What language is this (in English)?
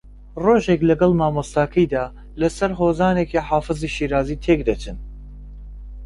Central Kurdish